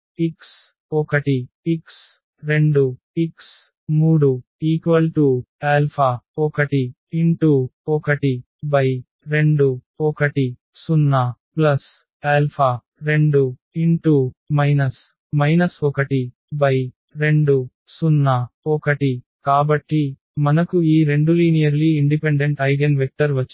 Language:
Telugu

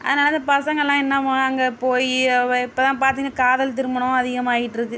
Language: Tamil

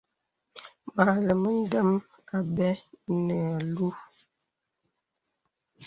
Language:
Bebele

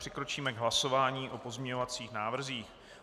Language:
Czech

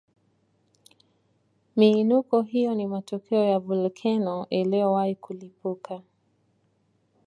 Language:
Swahili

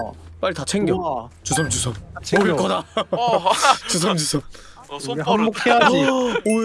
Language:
Korean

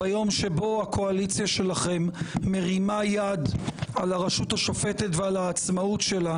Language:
Hebrew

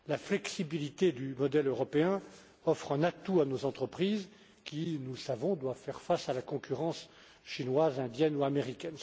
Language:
French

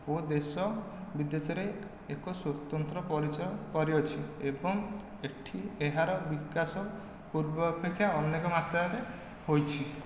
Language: Odia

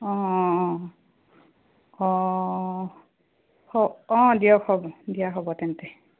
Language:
Assamese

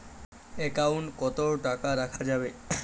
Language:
Bangla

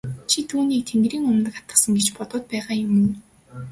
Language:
Mongolian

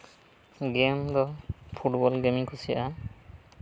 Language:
Santali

